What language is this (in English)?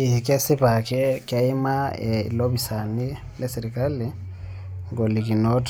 Masai